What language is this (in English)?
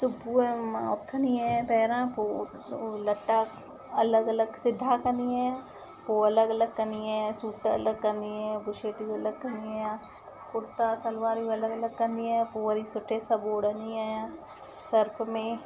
Sindhi